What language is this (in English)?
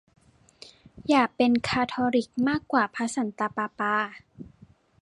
Thai